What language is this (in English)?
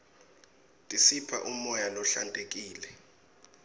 Swati